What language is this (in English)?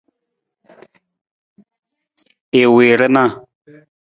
Nawdm